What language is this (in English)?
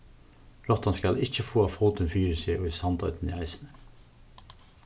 Faroese